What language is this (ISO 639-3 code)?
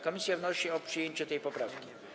pol